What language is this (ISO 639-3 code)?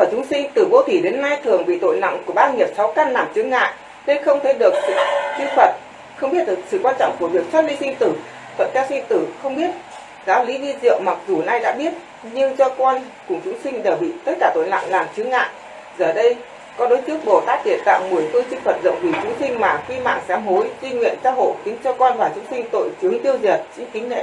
vie